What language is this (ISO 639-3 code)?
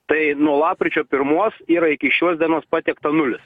lit